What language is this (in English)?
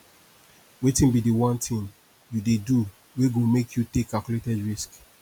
Nigerian Pidgin